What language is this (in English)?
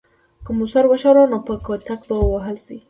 Pashto